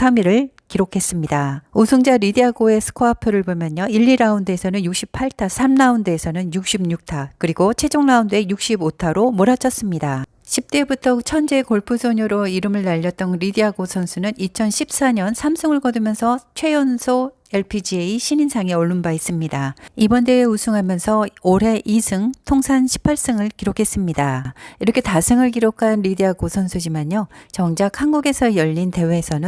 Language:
Korean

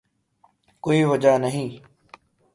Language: Urdu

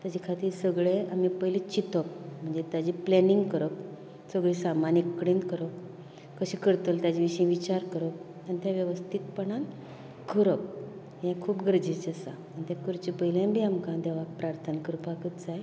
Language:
Konkani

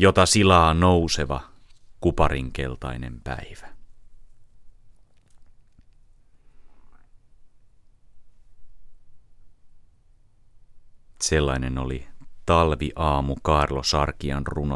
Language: Finnish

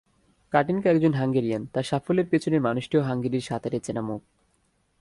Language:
Bangla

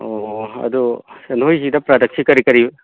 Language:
Manipuri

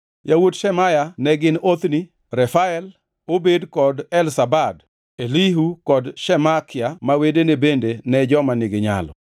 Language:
Luo (Kenya and Tanzania)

